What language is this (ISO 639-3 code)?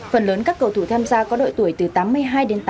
vie